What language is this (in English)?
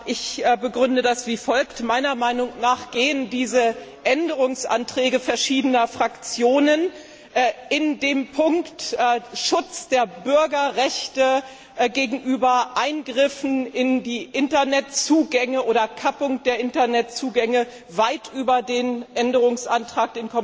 German